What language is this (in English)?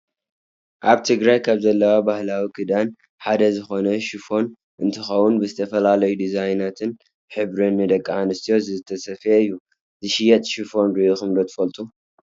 Tigrinya